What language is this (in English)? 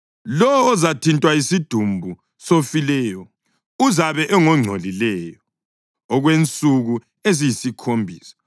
North Ndebele